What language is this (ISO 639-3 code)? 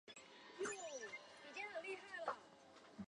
zho